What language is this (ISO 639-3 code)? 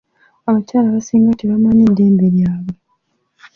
lug